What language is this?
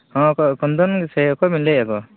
Santali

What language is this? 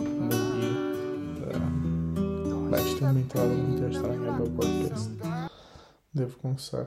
Portuguese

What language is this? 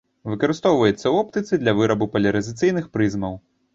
Belarusian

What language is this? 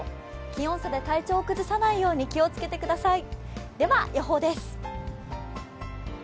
Japanese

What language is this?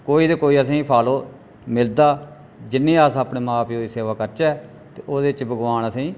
Dogri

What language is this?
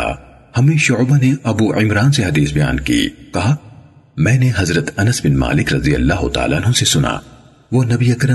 Urdu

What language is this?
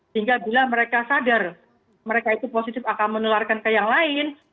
Indonesian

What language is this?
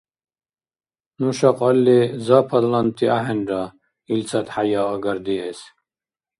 Dargwa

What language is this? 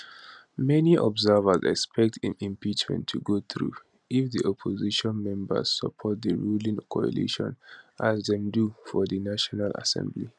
Nigerian Pidgin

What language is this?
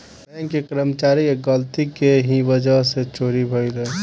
Bhojpuri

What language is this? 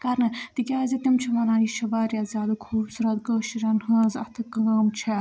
Kashmiri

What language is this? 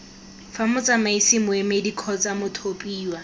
Tswana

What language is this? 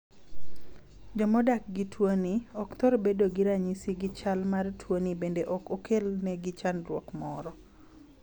Luo (Kenya and Tanzania)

